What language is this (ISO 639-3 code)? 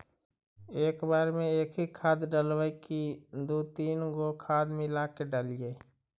mag